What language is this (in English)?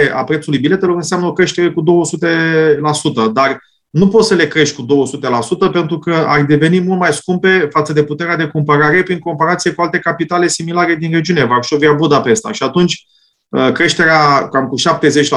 Romanian